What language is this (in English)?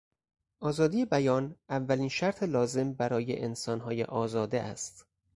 Persian